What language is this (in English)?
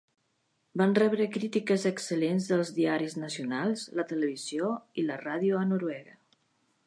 Catalan